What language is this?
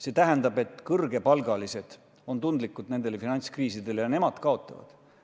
Estonian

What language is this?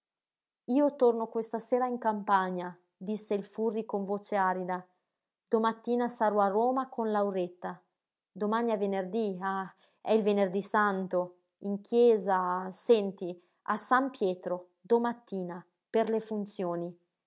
Italian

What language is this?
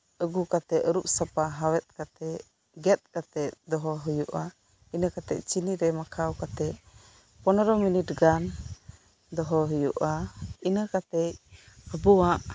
Santali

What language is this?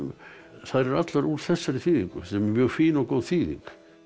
Icelandic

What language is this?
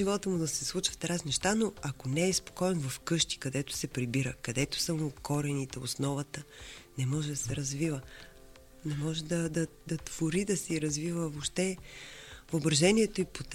Bulgarian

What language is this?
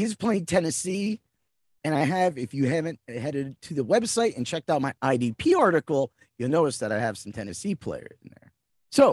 English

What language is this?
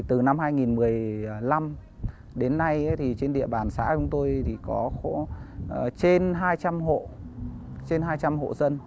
Vietnamese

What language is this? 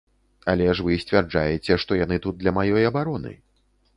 Belarusian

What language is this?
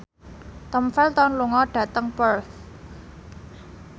Javanese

